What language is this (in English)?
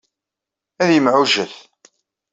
Kabyle